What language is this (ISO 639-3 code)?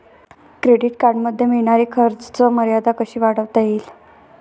mar